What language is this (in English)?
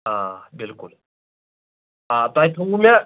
Kashmiri